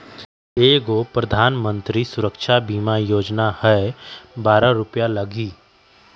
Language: Magahi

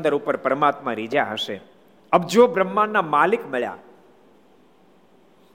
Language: Gujarati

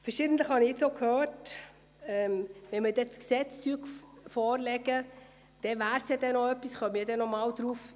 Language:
Swiss German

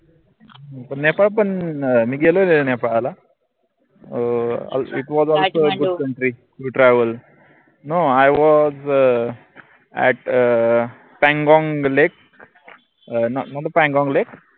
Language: Marathi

